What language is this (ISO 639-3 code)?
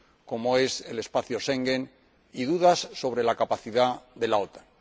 spa